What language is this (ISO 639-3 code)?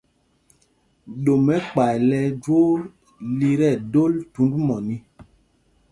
mgg